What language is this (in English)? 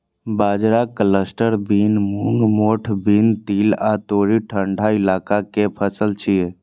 Maithili